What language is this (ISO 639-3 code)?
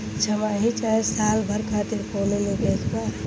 bho